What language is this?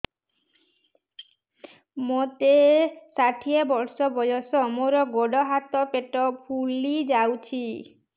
Odia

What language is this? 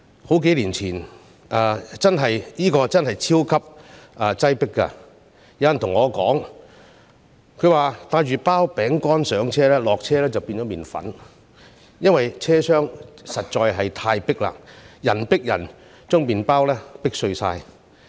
Cantonese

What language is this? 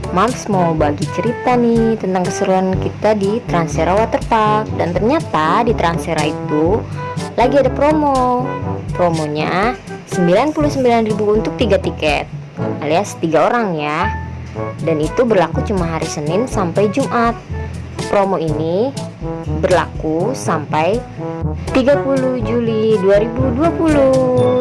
Indonesian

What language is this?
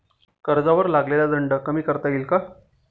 Marathi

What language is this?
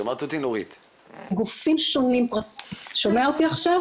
Hebrew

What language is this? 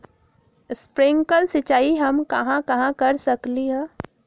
Magahi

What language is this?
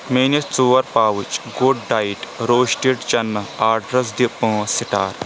Kashmiri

